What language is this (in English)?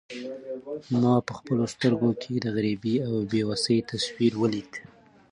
Pashto